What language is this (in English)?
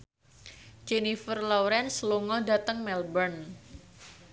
Javanese